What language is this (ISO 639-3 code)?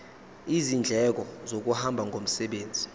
zul